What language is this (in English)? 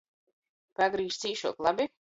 Latgalian